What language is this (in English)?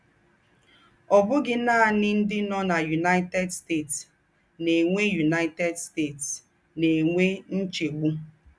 Igbo